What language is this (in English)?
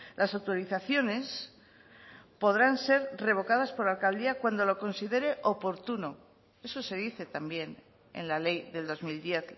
Spanish